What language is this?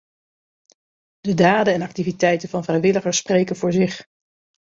Dutch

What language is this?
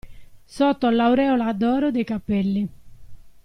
Italian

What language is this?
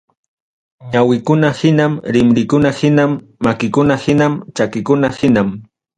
Ayacucho Quechua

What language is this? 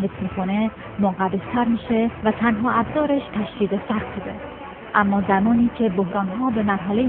Persian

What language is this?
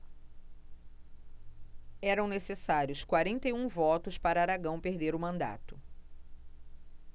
Portuguese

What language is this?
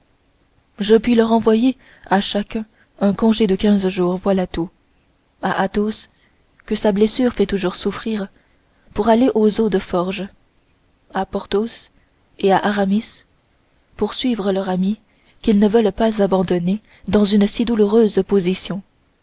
French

